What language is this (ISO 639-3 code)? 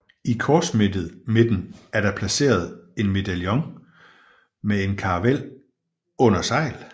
dan